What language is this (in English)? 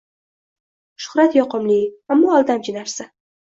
Uzbek